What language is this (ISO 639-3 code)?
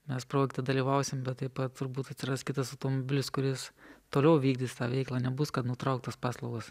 lit